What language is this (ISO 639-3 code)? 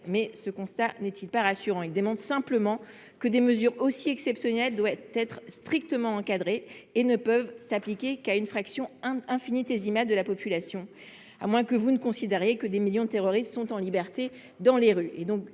fra